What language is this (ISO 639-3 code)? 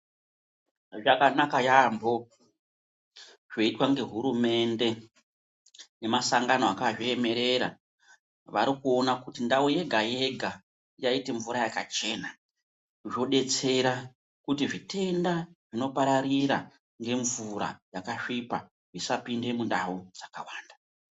ndc